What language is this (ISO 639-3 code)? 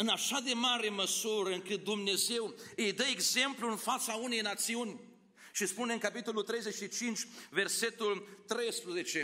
ron